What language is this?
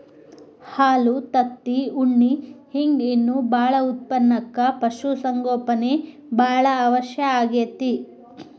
Kannada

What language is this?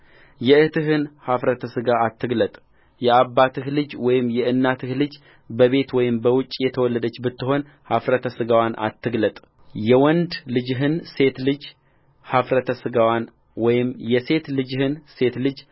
Amharic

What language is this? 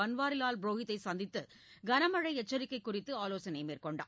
Tamil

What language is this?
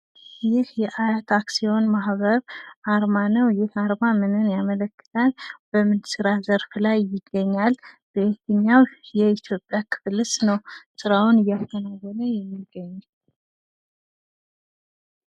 Amharic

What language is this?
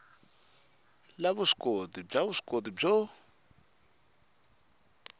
Tsonga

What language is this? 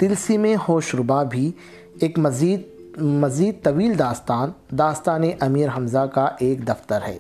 Urdu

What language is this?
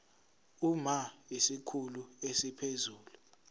Zulu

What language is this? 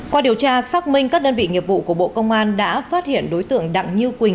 Vietnamese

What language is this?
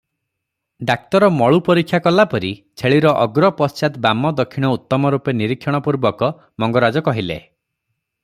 Odia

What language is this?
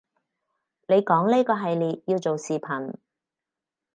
Cantonese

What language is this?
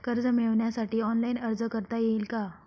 Marathi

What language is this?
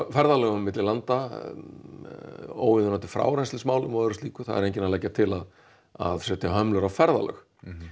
Icelandic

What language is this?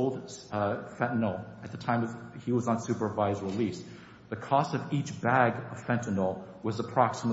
English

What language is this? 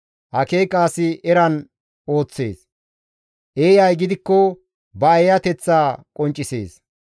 Gamo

